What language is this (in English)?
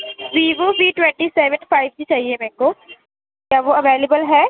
Urdu